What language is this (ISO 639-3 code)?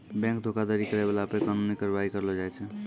mai